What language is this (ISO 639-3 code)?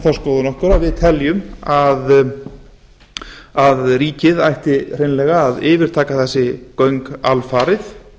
isl